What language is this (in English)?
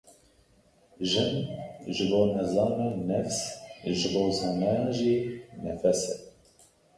Kurdish